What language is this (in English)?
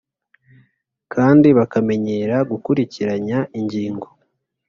Kinyarwanda